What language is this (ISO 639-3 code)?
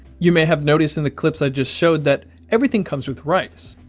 eng